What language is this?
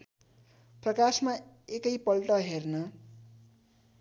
Nepali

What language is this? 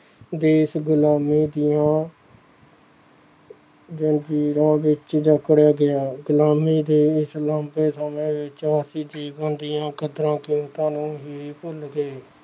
Punjabi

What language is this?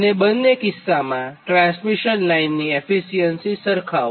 Gujarati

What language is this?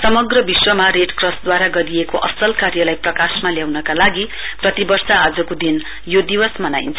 Nepali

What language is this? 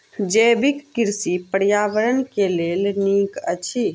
Maithili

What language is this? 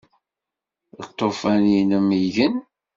Kabyle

